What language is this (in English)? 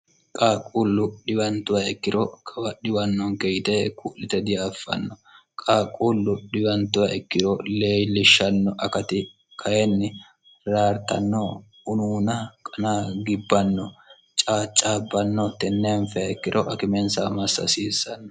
Sidamo